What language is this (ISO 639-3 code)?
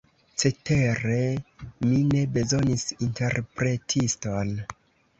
epo